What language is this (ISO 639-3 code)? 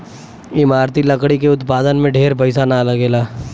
bho